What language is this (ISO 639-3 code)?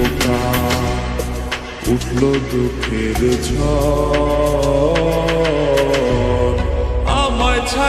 ron